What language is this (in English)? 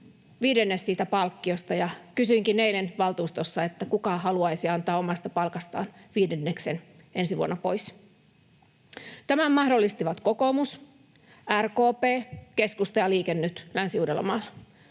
Finnish